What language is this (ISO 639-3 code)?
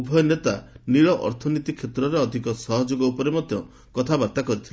ori